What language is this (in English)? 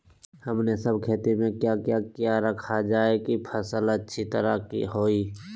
Magahi